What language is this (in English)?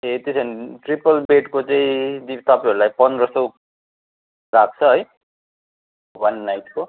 Nepali